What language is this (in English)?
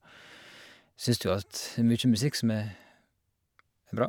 Norwegian